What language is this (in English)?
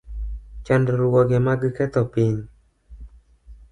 Luo (Kenya and Tanzania)